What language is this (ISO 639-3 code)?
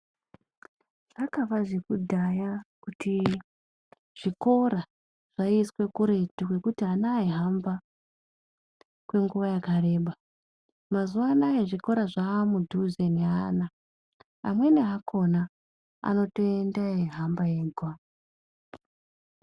ndc